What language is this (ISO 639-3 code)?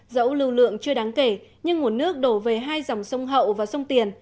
vie